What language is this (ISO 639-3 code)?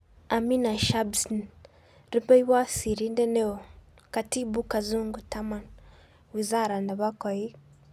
kln